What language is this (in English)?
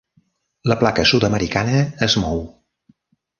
Catalan